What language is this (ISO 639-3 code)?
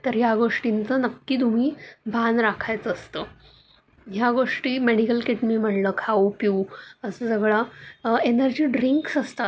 mar